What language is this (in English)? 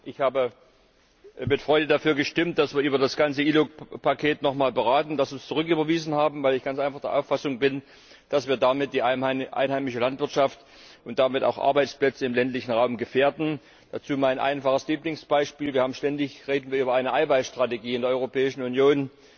German